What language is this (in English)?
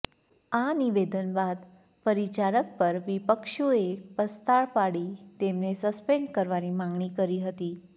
Gujarati